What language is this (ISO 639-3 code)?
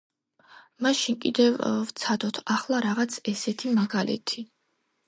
kat